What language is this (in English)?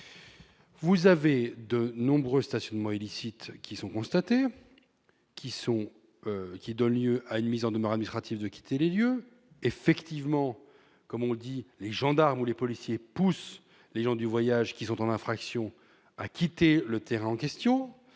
French